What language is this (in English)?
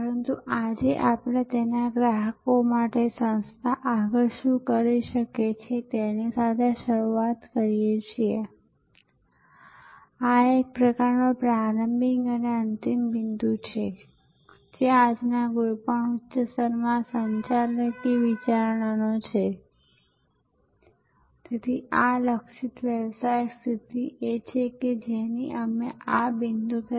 Gujarati